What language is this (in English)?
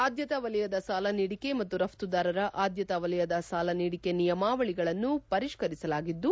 Kannada